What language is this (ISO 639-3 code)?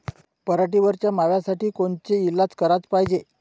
mar